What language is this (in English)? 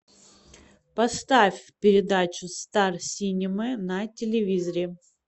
Russian